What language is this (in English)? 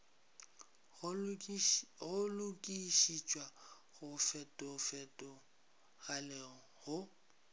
Northern Sotho